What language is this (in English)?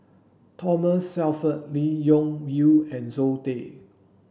English